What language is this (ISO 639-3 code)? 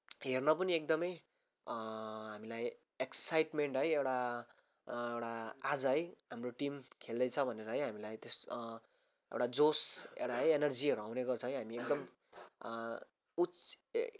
nep